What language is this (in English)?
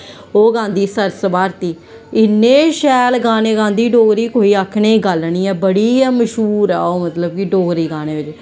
Dogri